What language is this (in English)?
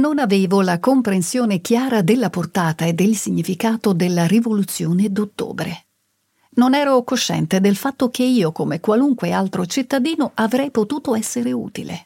Italian